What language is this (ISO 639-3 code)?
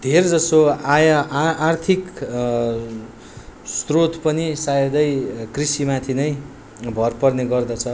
nep